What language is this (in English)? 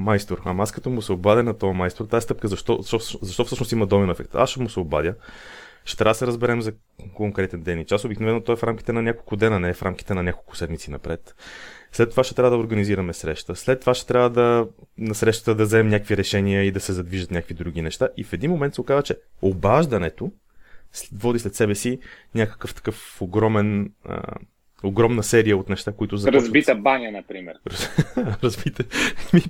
Bulgarian